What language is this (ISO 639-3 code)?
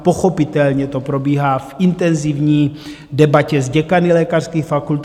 ces